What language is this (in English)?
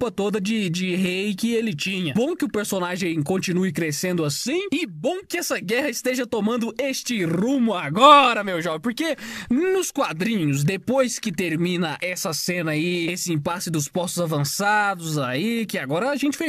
Portuguese